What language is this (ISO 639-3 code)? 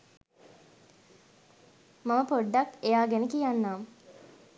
sin